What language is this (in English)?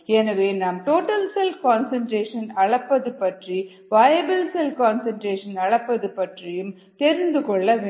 Tamil